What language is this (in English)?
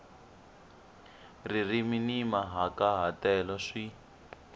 Tsonga